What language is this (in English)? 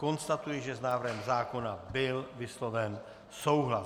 Czech